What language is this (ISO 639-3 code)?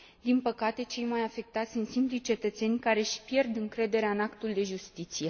ron